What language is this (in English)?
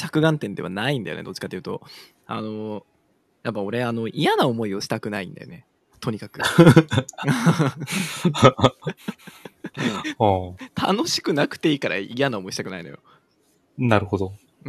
Japanese